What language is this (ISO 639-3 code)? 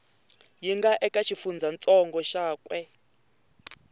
tso